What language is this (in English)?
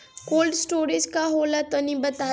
Bhojpuri